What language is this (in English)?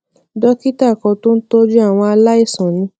Yoruba